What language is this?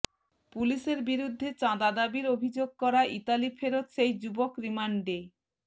Bangla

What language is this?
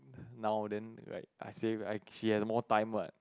English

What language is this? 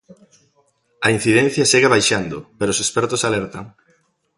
Galician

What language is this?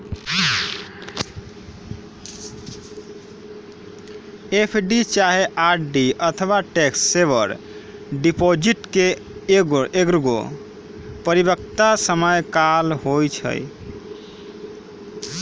Magahi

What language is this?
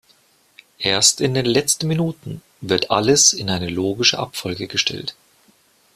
German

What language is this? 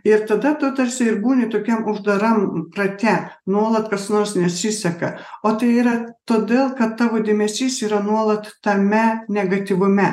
Lithuanian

